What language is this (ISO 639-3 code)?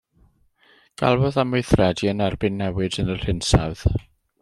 cym